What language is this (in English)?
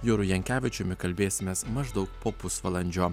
Lithuanian